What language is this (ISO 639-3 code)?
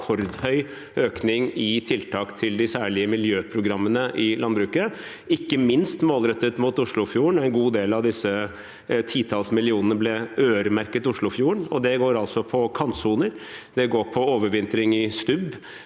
nor